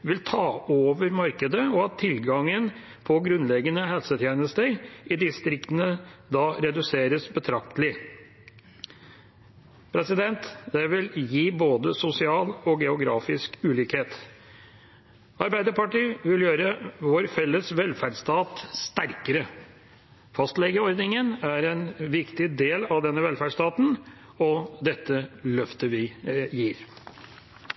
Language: Norwegian Bokmål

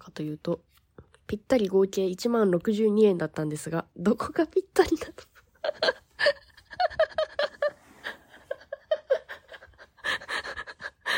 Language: Japanese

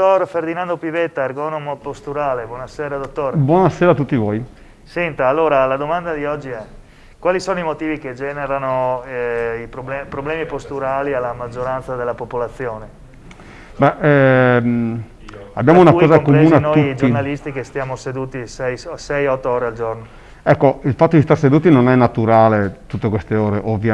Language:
Italian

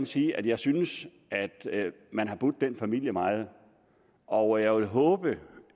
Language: Danish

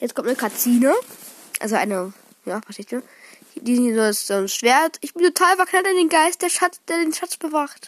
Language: German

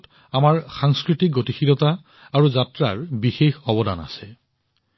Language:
Assamese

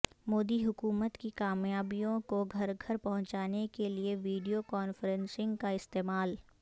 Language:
Urdu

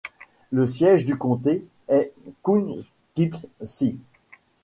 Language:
French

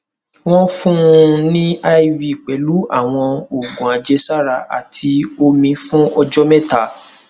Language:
Yoruba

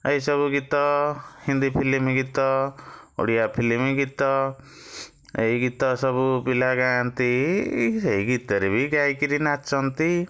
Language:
Odia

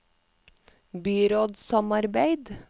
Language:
Norwegian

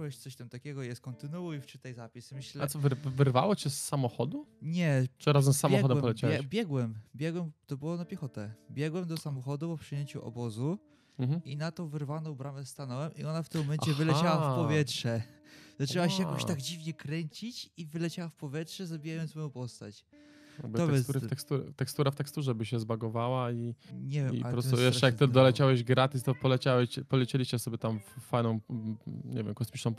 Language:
Polish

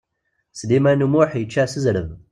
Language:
Kabyle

